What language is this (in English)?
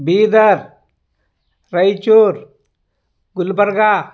Kannada